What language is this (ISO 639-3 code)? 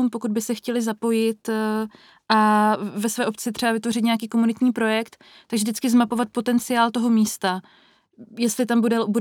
ces